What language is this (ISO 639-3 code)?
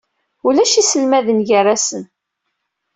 kab